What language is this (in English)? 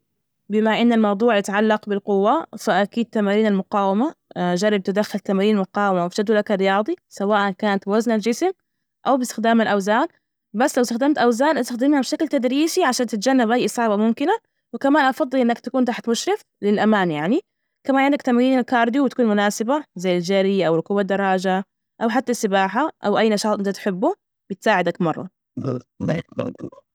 Najdi Arabic